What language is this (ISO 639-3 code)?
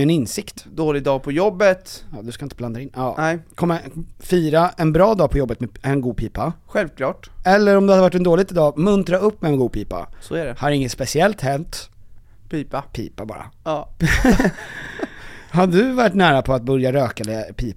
swe